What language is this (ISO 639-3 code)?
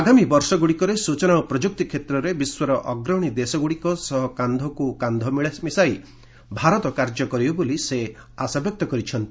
ori